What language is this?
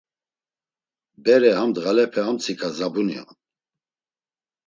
Laz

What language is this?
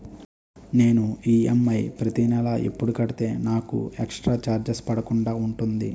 Telugu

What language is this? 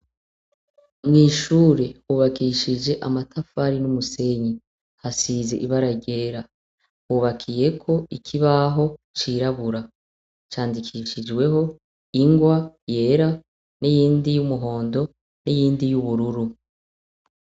Rundi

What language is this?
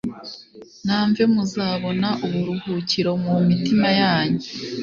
Kinyarwanda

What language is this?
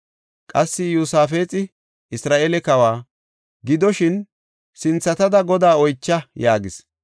Gofa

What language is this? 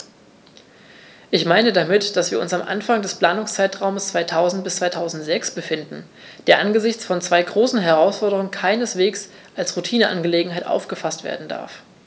German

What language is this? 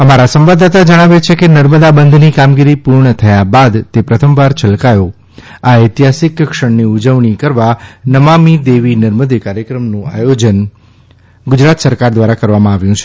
Gujarati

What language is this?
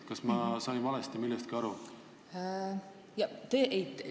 Estonian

